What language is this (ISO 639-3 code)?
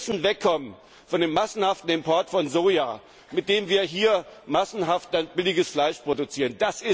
deu